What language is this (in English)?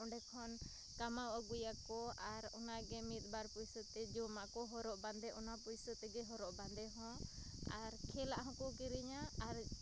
Santali